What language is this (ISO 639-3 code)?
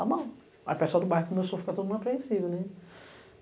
por